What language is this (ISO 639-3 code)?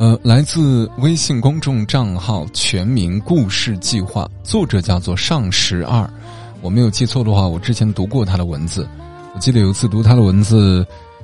zho